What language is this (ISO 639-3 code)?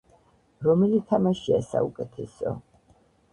kat